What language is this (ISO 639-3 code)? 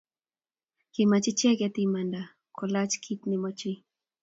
kln